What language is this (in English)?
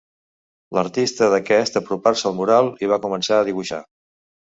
Catalan